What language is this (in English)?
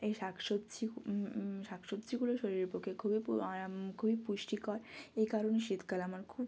Bangla